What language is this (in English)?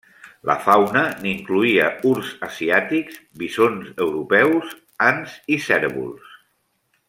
Catalan